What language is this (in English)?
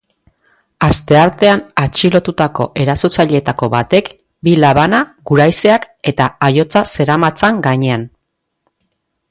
Basque